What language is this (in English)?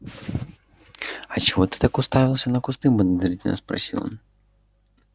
Russian